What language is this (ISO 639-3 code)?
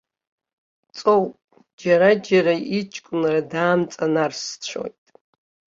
abk